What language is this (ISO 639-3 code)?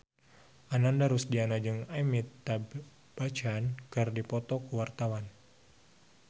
sun